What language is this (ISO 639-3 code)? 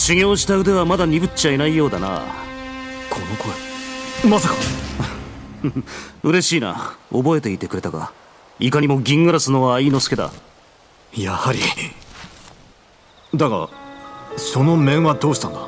jpn